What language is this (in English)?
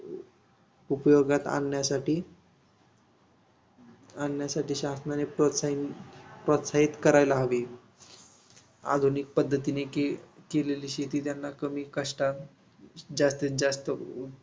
Marathi